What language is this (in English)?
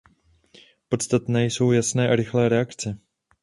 Czech